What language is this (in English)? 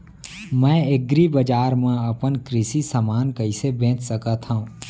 Chhattisgarhi